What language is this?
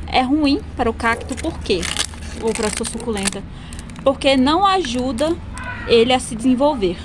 Portuguese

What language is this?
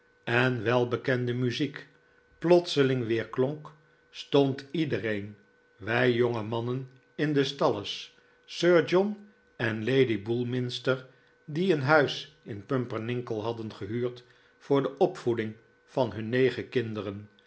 Dutch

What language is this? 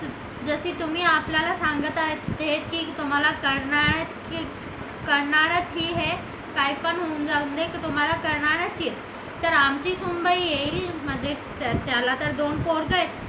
Marathi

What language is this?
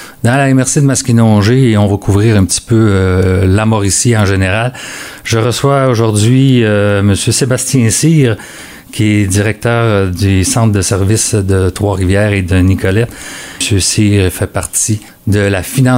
French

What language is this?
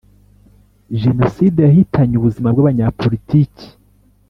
Kinyarwanda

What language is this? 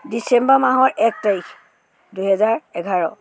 Assamese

